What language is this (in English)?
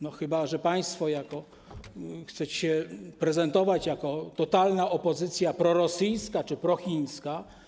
Polish